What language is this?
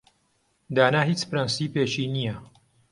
Central Kurdish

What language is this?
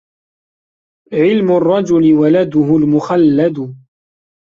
Arabic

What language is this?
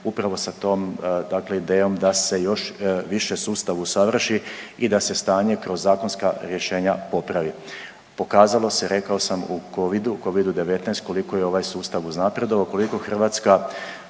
Croatian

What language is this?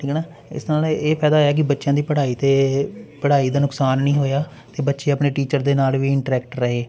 Punjabi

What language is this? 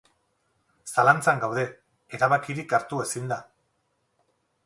Basque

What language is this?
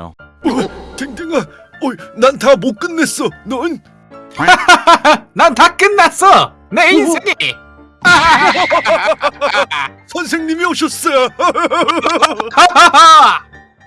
Korean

